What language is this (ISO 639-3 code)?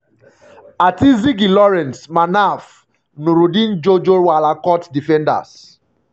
pcm